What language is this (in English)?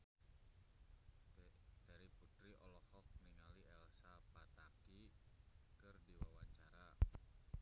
Sundanese